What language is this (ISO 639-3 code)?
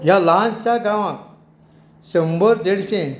kok